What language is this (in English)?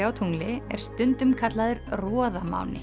Icelandic